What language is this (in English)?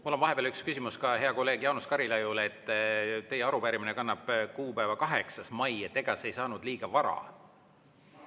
Estonian